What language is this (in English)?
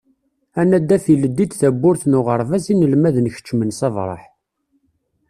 Kabyle